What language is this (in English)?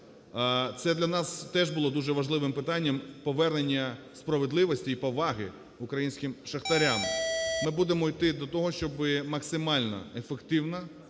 Ukrainian